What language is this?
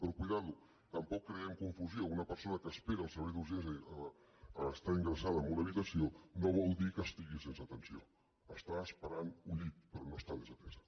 Catalan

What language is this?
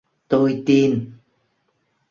Vietnamese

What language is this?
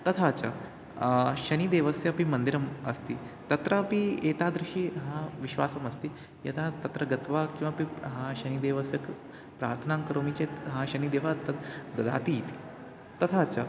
Sanskrit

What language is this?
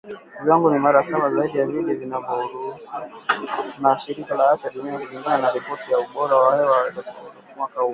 Swahili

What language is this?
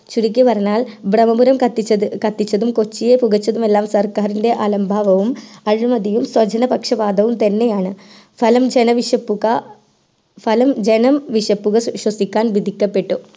Malayalam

